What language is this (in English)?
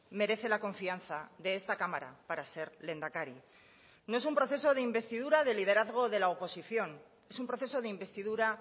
Spanish